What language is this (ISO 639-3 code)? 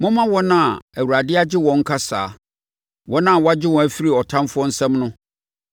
aka